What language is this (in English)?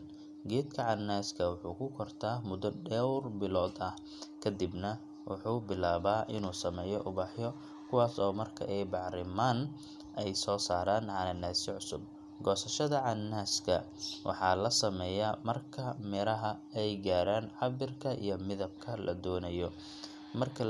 Somali